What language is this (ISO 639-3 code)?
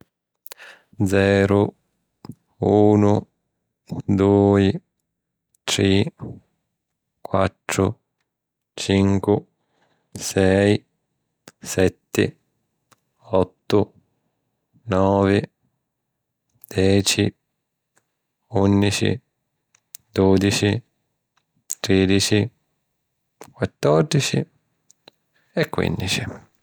scn